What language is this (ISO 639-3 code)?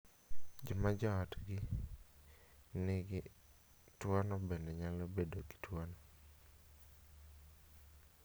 luo